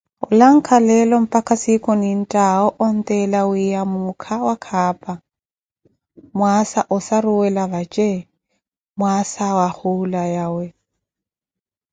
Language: Koti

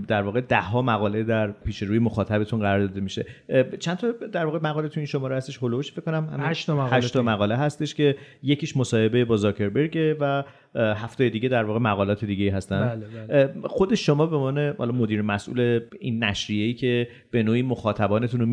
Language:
Persian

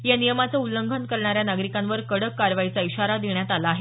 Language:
Marathi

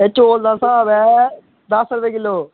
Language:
Dogri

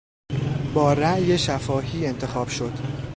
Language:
Persian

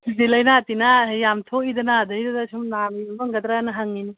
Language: Manipuri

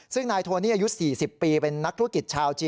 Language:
Thai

